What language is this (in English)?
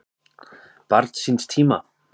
Icelandic